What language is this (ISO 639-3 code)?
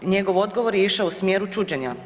hrv